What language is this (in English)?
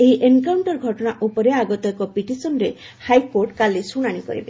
Odia